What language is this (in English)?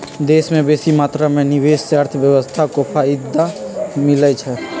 Magahi